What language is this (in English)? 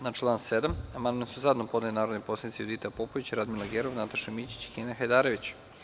Serbian